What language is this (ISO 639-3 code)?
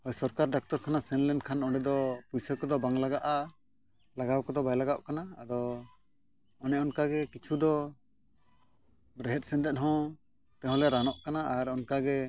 sat